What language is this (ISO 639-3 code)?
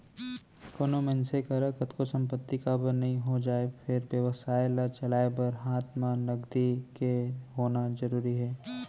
hne